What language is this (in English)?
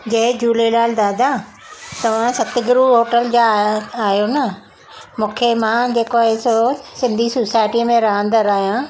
Sindhi